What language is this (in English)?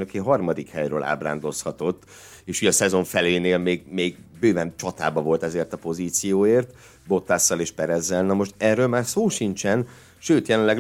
Hungarian